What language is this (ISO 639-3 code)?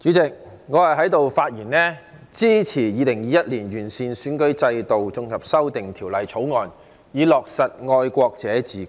yue